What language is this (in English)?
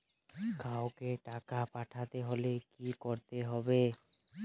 Bangla